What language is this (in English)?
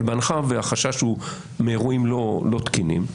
Hebrew